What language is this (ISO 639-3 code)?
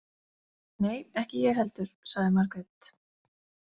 isl